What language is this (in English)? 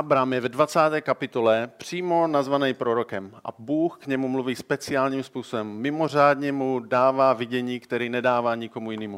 Czech